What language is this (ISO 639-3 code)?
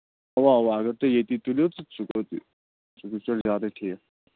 kas